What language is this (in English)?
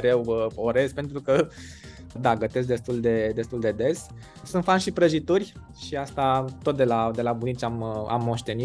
Romanian